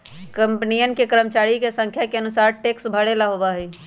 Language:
Magahi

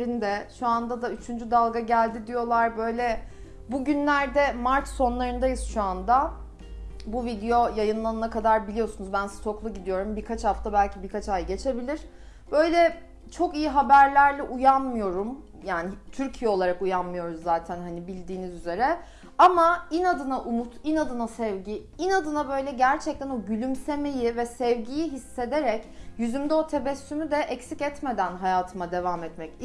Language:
Turkish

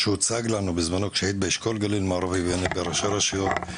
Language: Hebrew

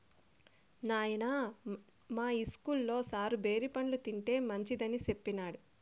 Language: Telugu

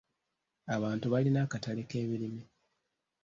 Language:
Ganda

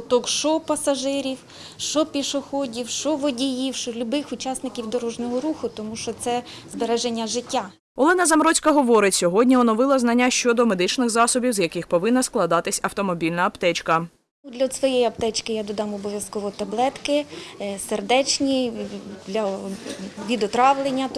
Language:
Ukrainian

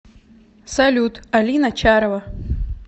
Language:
Russian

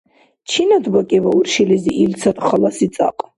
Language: Dargwa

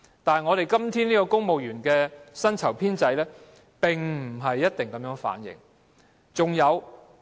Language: Cantonese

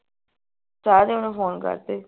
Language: Punjabi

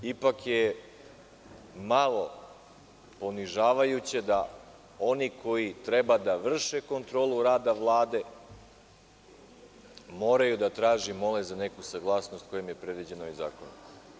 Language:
Serbian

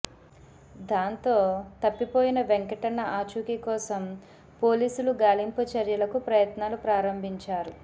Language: Telugu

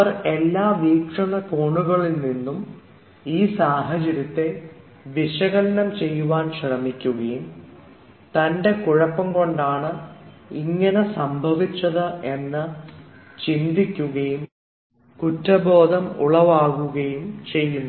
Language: Malayalam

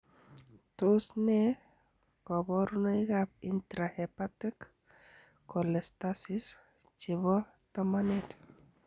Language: Kalenjin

